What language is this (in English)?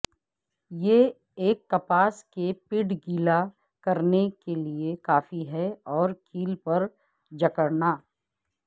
Urdu